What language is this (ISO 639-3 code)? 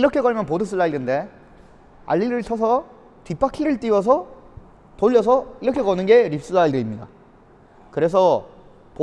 kor